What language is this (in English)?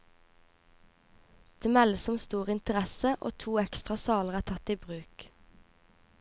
Norwegian